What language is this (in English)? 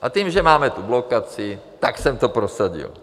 Czech